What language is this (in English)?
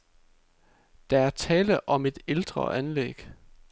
Danish